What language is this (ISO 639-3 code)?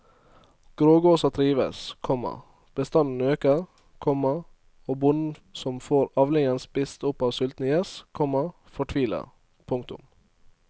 nor